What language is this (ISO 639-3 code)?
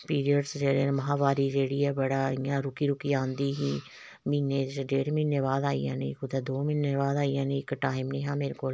doi